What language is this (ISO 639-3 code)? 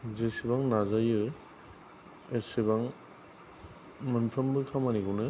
brx